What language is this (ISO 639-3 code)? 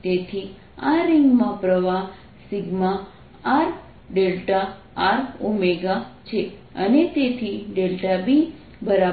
guj